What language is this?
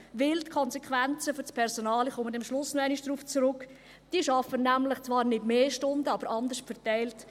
Swiss German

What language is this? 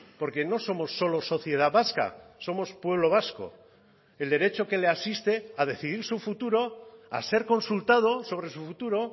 Spanish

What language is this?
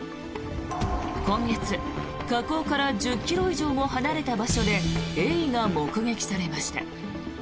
Japanese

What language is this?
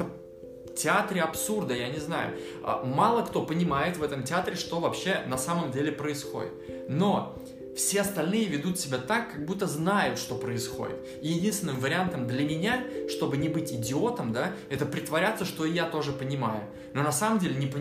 Russian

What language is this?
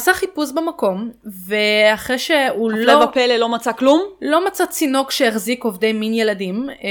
Hebrew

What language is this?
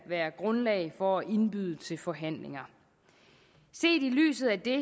Danish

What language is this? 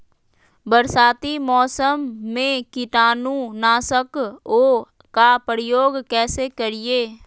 Magahi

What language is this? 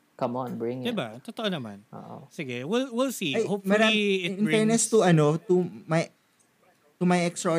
Filipino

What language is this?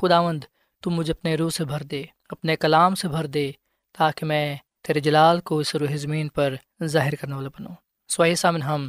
Urdu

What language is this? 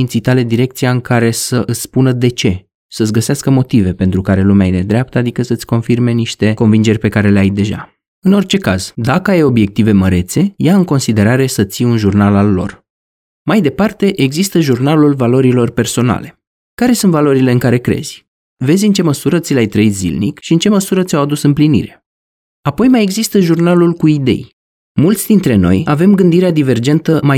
Romanian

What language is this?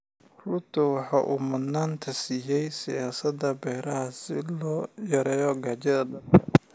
Somali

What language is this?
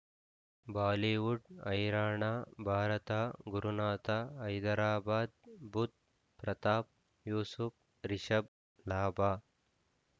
Kannada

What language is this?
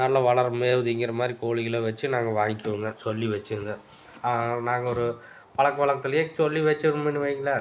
Tamil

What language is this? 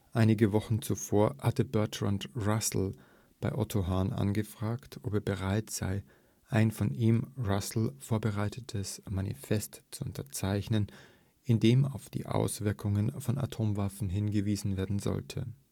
German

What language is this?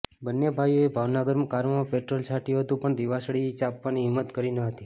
Gujarati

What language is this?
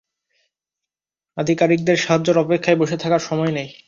Bangla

